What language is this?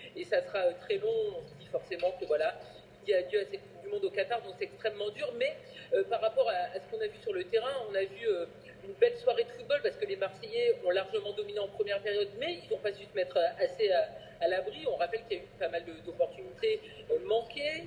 French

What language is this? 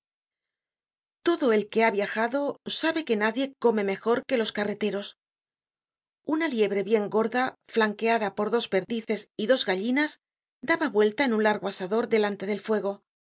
Spanish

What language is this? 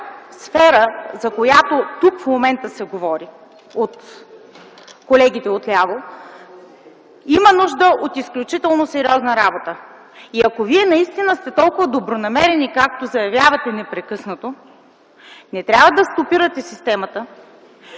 Bulgarian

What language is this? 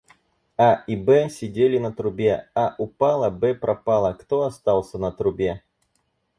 Russian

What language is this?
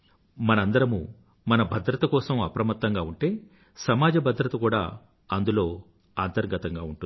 Telugu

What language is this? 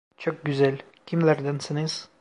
Turkish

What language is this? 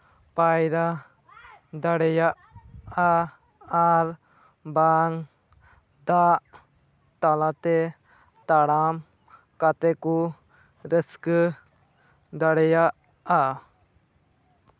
Santali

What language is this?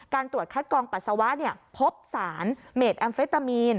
Thai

